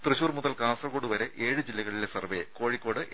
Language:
Malayalam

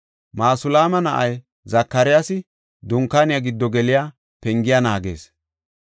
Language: Gofa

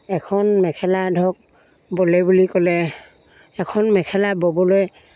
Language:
Assamese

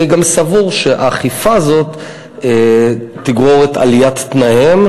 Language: Hebrew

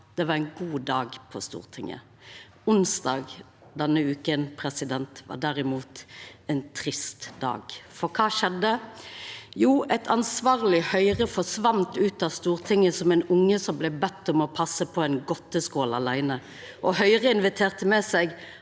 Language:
Norwegian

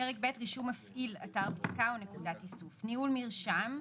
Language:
Hebrew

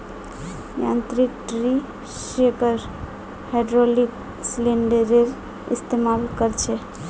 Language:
Magahi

